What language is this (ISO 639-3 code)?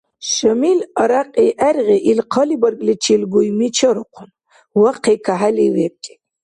dar